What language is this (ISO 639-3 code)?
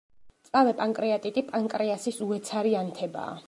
kat